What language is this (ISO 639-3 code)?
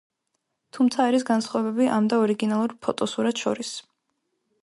kat